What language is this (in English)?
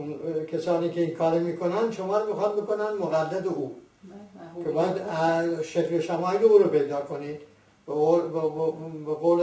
Persian